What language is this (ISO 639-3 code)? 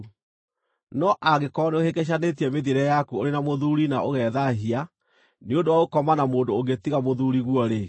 kik